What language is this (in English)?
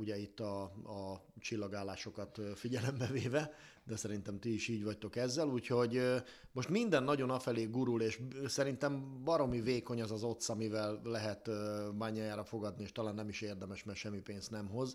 Hungarian